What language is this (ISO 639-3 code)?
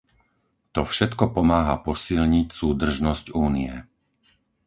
slk